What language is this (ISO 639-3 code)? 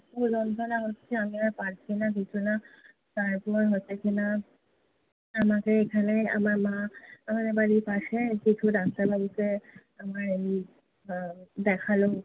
ben